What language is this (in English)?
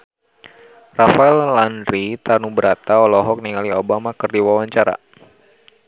Sundanese